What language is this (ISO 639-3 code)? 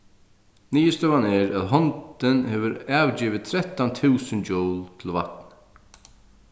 fao